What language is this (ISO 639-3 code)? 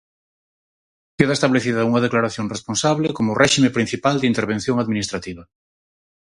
glg